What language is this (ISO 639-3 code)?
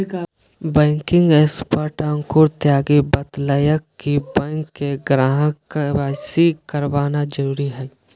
mag